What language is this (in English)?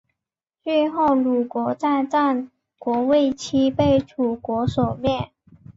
Chinese